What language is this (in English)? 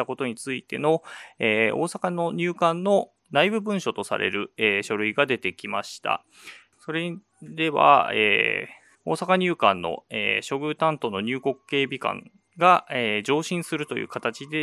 Japanese